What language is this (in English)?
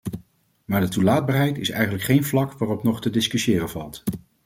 Dutch